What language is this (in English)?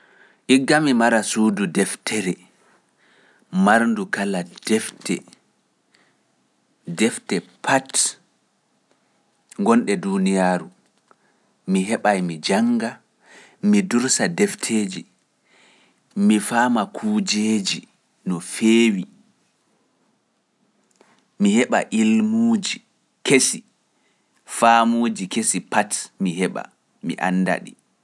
Pular